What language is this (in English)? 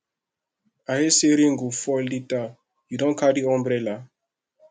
Nigerian Pidgin